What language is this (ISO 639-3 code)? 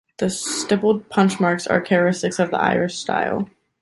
eng